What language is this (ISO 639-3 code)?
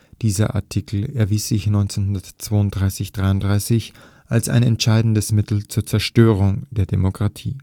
deu